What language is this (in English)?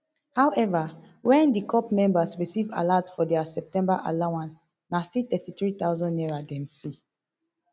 Nigerian Pidgin